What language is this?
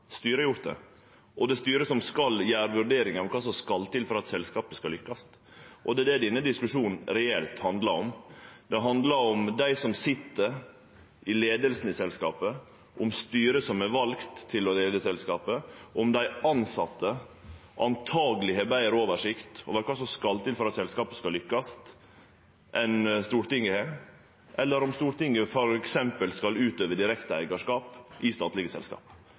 Norwegian Nynorsk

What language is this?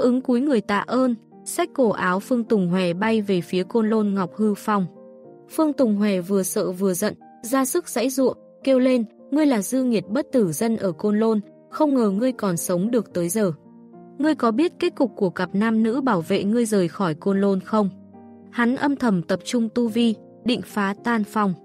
Vietnamese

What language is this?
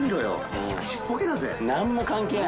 Japanese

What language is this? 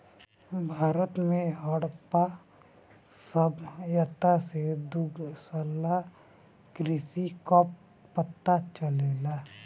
Bhojpuri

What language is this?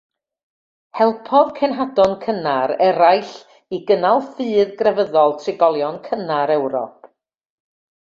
Welsh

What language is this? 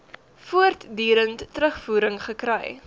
Afrikaans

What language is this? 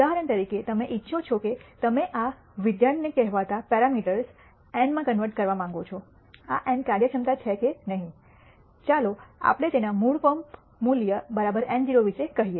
Gujarati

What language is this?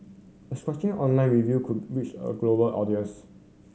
English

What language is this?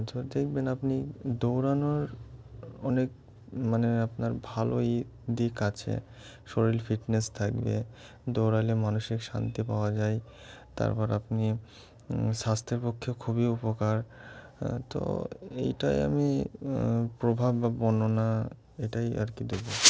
Bangla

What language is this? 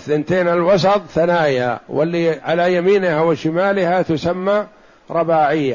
Arabic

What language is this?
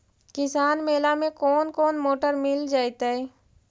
Magahi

